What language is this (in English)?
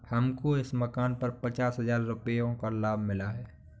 Hindi